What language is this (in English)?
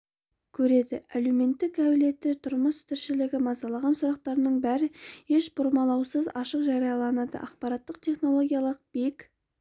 Kazakh